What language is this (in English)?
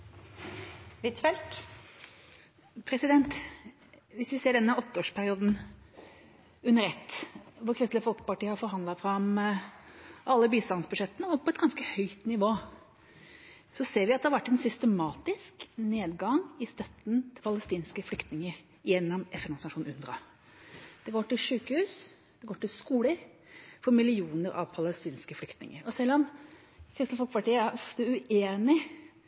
Norwegian Bokmål